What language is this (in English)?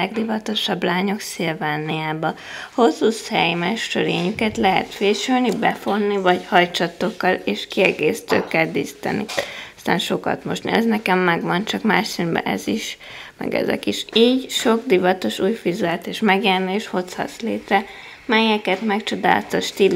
Hungarian